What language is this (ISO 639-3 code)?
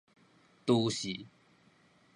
nan